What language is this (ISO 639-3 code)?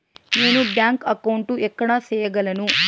tel